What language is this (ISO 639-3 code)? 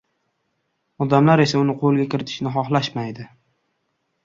uzb